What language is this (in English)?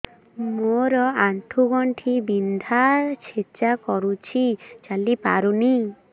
Odia